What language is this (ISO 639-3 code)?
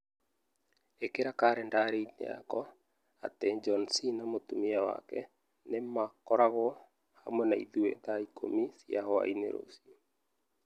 kik